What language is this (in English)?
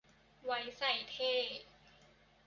Thai